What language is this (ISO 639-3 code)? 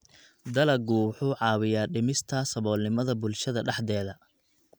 som